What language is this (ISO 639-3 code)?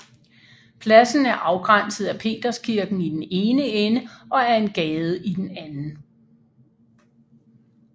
dan